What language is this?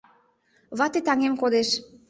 Mari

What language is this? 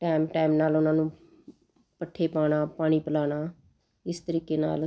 Punjabi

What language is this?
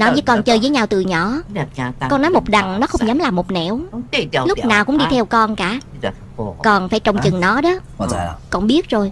Vietnamese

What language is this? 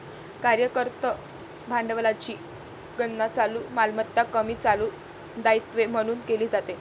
Marathi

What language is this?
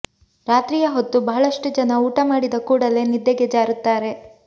Kannada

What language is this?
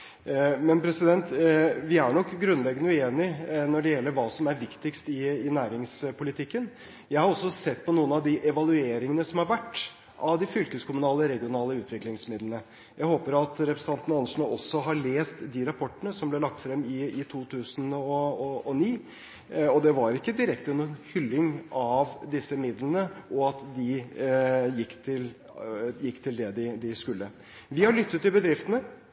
Norwegian Bokmål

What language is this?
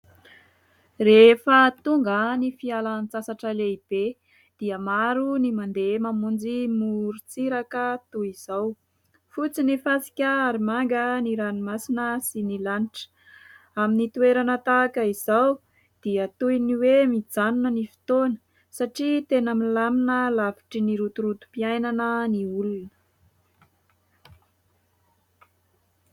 Malagasy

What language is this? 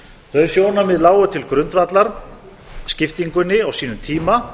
Icelandic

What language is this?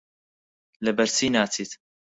Central Kurdish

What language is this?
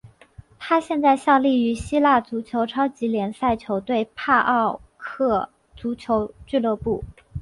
Chinese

